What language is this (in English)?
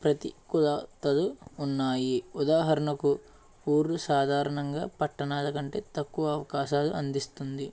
Telugu